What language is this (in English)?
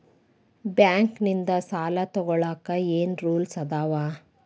Kannada